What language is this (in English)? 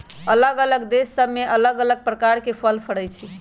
Magahi